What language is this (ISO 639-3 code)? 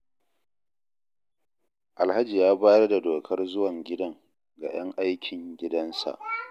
hau